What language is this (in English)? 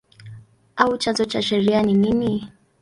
Swahili